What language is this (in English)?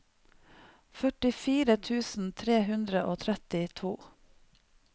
Norwegian